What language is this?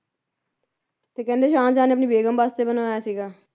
Punjabi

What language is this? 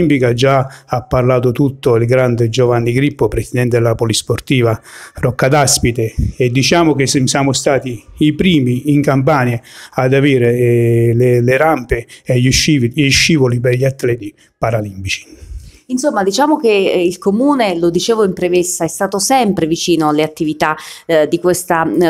Italian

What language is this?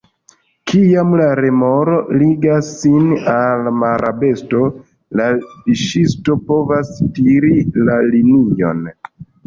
Esperanto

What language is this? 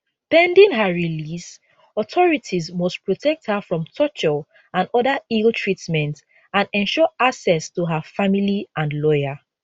Nigerian Pidgin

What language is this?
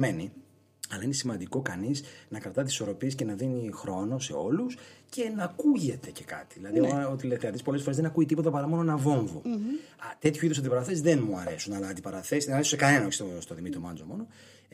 Greek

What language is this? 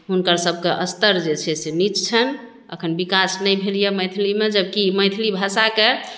Maithili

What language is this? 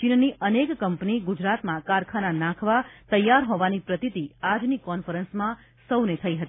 Gujarati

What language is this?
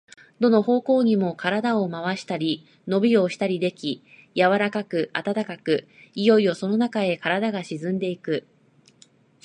Japanese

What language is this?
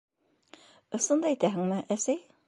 Bashkir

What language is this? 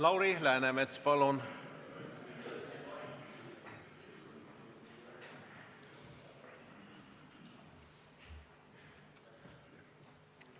Estonian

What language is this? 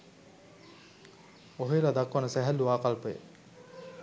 Sinhala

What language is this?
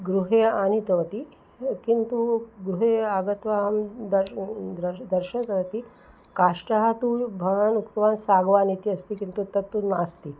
Sanskrit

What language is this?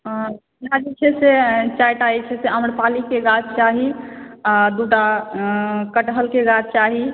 Maithili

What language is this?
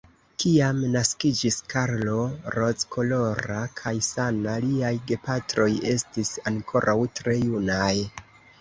Esperanto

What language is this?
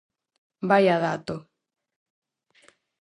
Galician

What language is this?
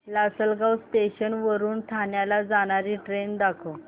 Marathi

